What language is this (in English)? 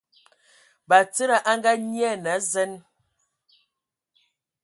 Ewondo